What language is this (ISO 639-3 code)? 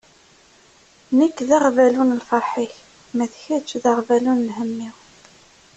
kab